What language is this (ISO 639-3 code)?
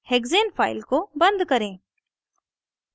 hin